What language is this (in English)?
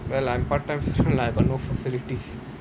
English